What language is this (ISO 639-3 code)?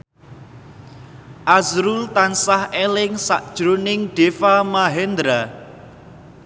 jav